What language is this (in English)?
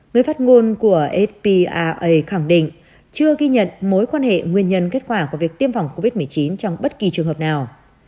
Vietnamese